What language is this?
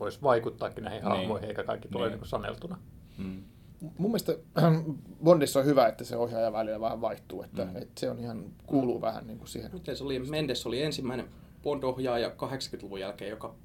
Finnish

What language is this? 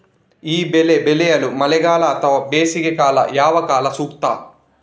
Kannada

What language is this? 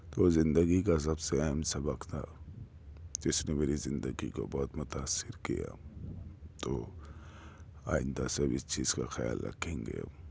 Urdu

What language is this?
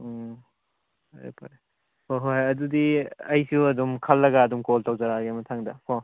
Manipuri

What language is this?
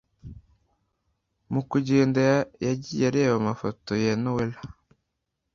Kinyarwanda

